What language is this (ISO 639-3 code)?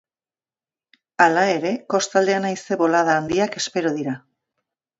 eus